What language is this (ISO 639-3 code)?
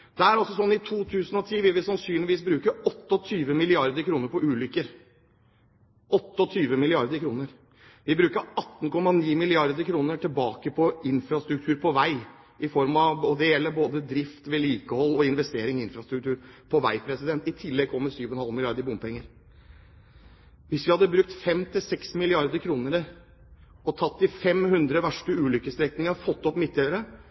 nob